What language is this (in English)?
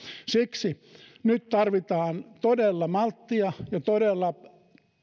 Finnish